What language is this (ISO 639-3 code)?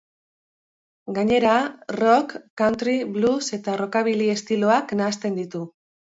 eus